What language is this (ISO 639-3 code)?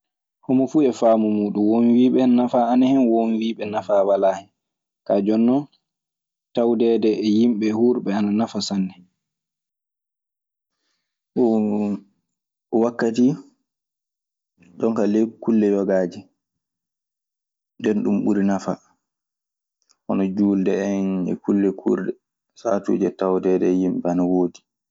ffm